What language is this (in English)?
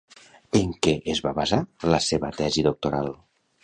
Catalan